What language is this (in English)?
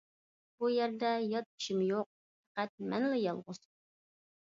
Uyghur